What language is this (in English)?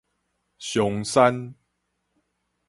Min Nan Chinese